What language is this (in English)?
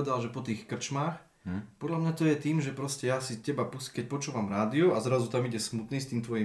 Slovak